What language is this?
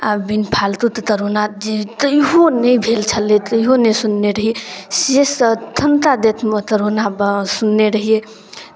Maithili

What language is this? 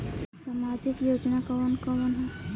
Bhojpuri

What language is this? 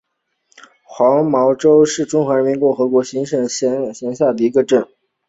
Chinese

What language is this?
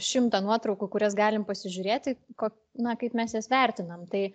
Lithuanian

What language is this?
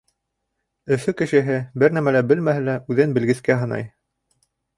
Bashkir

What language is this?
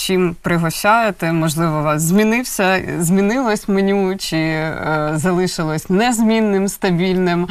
Ukrainian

